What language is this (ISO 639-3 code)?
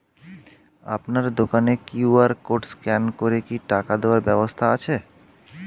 ben